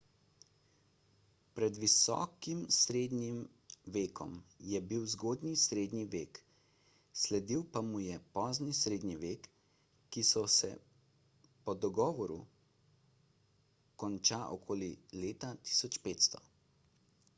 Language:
Slovenian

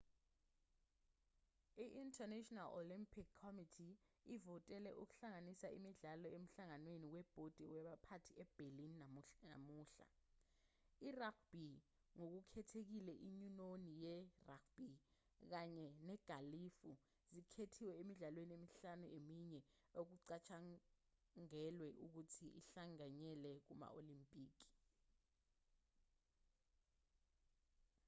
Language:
Zulu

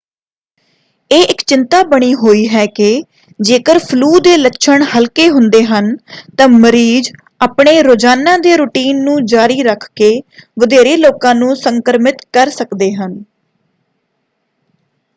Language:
Punjabi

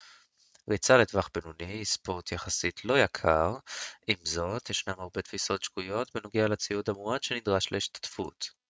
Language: Hebrew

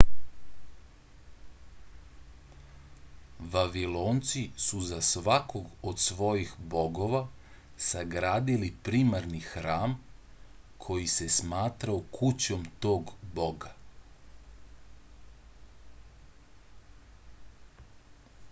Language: Serbian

